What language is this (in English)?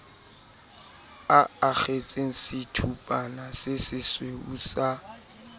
Southern Sotho